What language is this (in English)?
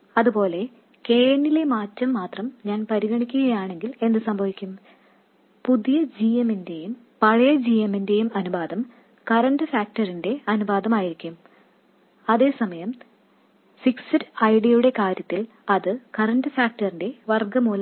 Malayalam